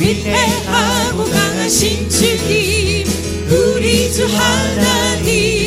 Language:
Korean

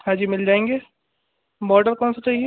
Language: Hindi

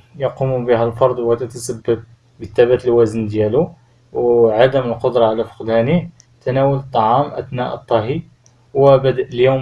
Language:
Arabic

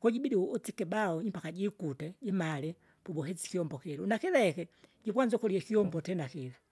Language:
Kinga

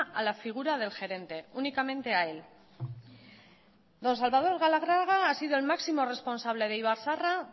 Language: Spanish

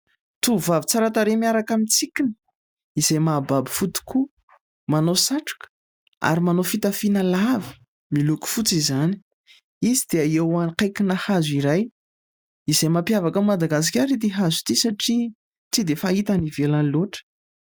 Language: Malagasy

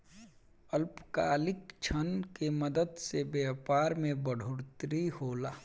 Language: Bhojpuri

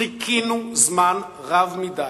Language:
Hebrew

